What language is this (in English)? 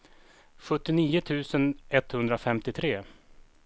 Swedish